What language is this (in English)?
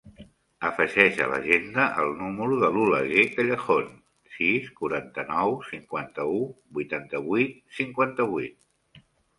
Catalan